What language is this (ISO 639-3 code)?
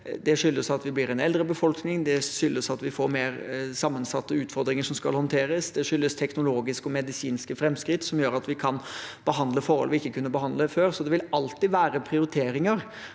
nor